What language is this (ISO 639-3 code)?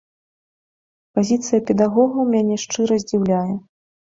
bel